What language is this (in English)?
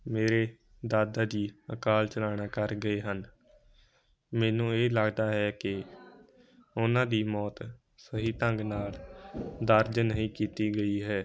Punjabi